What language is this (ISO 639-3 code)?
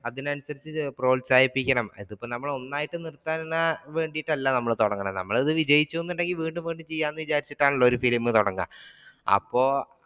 mal